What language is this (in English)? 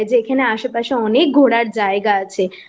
Bangla